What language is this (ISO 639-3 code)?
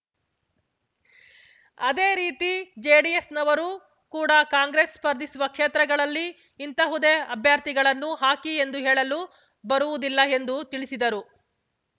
kan